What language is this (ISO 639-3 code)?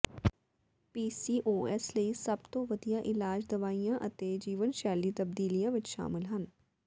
pan